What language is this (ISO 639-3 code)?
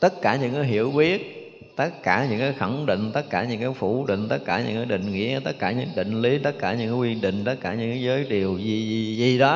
vie